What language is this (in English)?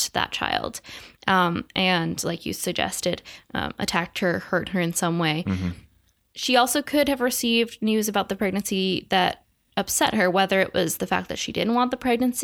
English